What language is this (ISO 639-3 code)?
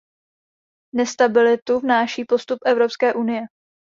ces